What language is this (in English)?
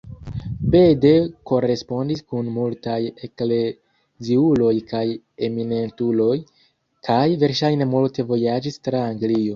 Esperanto